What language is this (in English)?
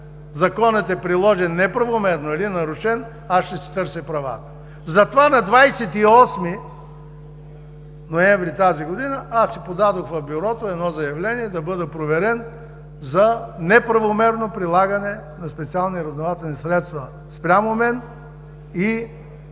Bulgarian